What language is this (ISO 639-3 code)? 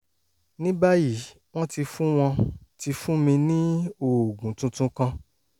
yor